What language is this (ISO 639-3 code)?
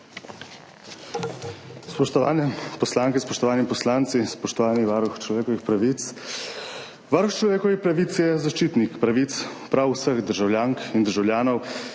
slv